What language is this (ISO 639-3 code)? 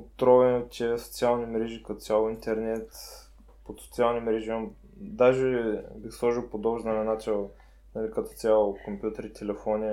bul